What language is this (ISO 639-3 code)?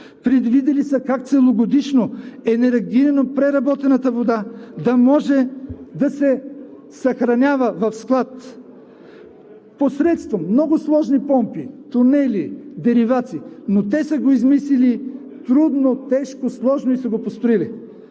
bul